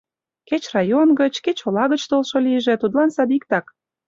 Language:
Mari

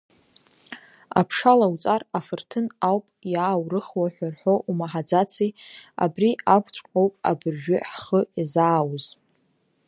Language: Abkhazian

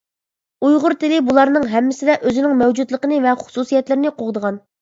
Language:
Uyghur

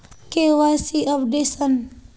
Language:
Magahi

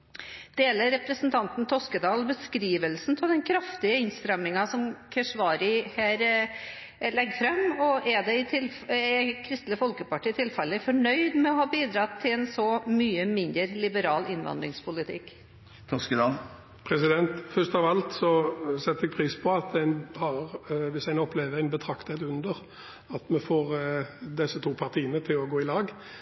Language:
Norwegian Bokmål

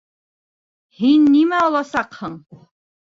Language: Bashkir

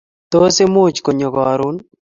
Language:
Kalenjin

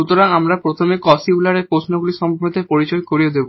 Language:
Bangla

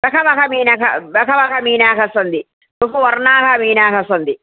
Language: Sanskrit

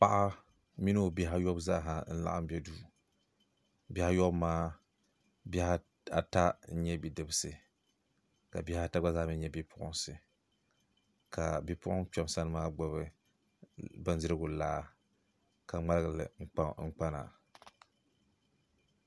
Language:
Dagbani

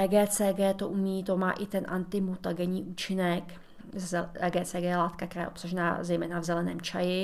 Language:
Czech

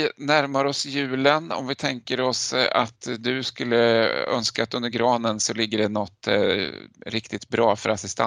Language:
Swedish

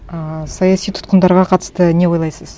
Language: Kazakh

